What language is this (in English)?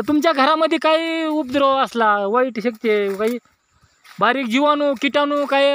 Romanian